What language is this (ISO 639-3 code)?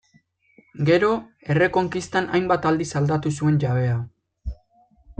eus